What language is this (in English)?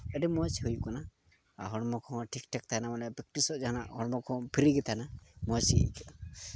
Santali